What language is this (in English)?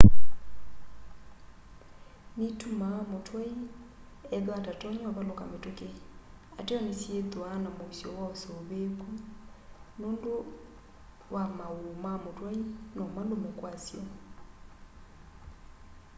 Kamba